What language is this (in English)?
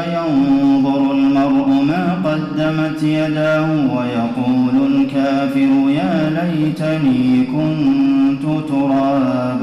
Arabic